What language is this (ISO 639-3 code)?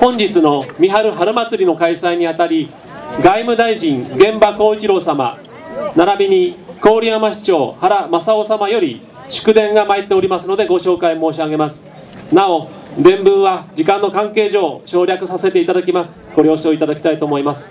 jpn